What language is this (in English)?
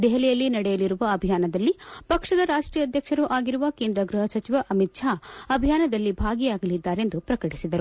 Kannada